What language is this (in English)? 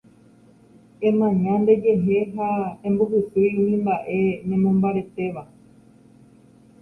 Guarani